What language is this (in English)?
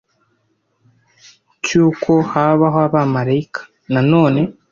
Kinyarwanda